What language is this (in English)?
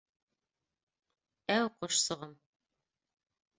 Bashkir